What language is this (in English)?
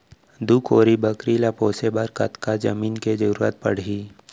Chhattisgarhi